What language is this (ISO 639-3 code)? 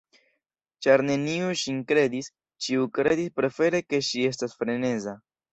epo